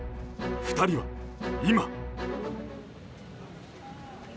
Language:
Japanese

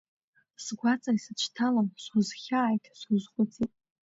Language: Abkhazian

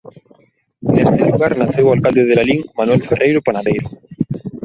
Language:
Galician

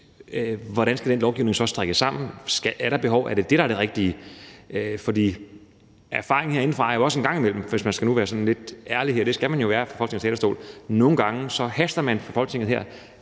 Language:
Danish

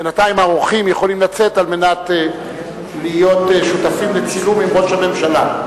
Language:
Hebrew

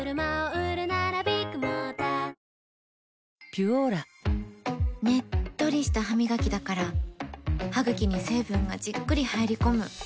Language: Japanese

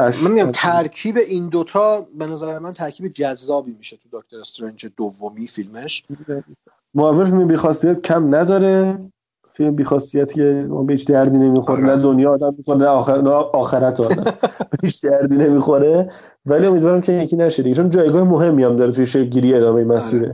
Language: Persian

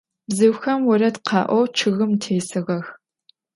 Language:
Adyghe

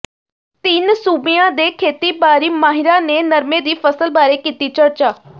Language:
Punjabi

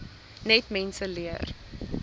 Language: Afrikaans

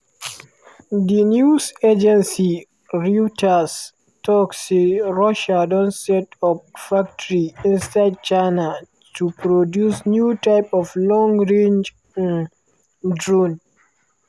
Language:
Nigerian Pidgin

